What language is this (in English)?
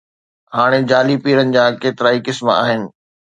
Sindhi